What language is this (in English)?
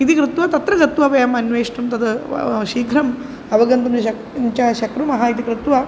Sanskrit